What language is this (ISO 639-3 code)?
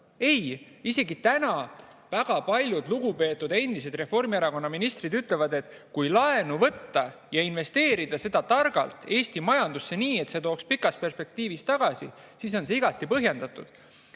est